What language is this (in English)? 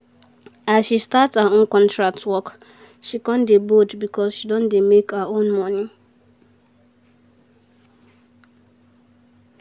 Nigerian Pidgin